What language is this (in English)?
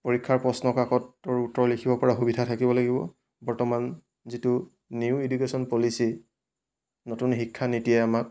Assamese